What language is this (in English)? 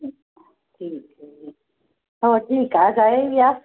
Punjabi